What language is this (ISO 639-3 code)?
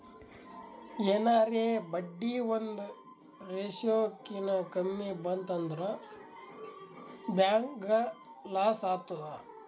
kan